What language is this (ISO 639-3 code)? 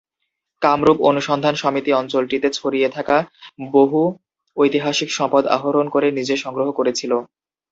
ben